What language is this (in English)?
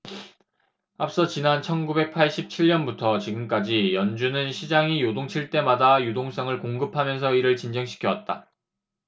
Korean